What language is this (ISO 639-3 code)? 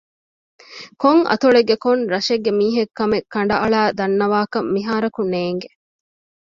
div